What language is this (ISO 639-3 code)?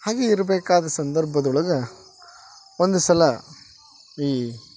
kan